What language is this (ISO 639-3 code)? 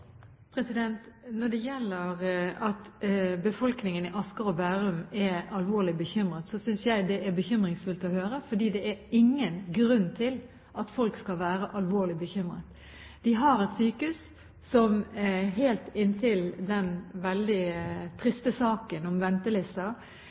nob